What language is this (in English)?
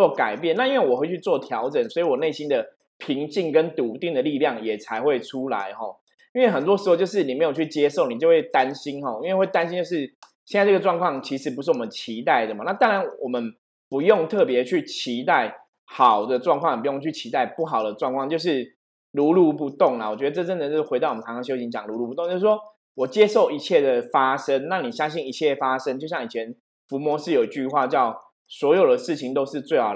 Chinese